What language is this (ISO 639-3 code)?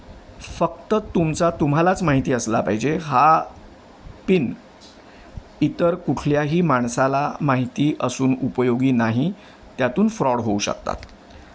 mar